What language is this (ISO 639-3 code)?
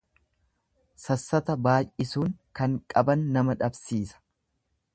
orm